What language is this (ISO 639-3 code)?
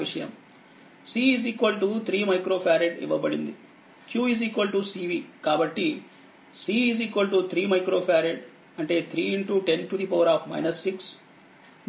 tel